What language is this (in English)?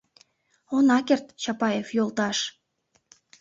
Mari